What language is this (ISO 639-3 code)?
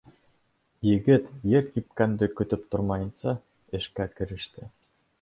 bak